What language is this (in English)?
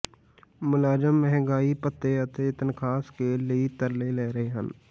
Punjabi